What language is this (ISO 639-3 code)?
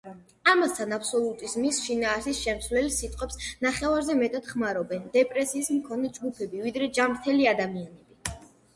kat